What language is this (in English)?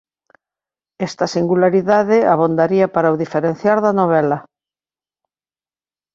Galician